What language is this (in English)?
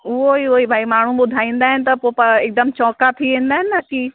Sindhi